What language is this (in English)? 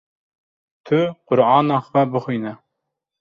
Kurdish